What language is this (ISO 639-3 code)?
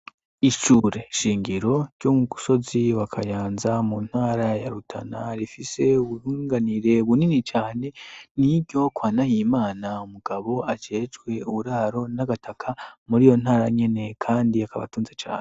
run